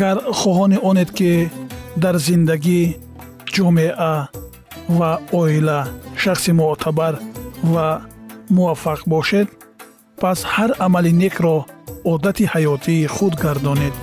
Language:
Persian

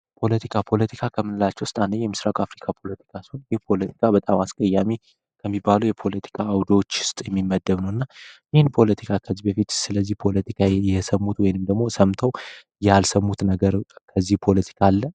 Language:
Amharic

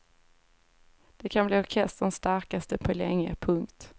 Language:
Swedish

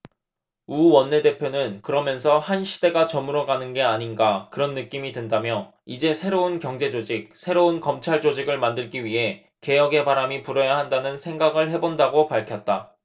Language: Korean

